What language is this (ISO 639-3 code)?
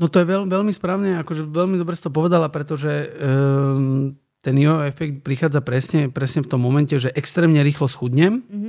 slk